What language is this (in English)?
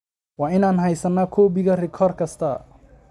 Somali